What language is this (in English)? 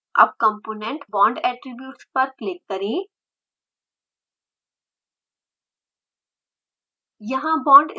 Hindi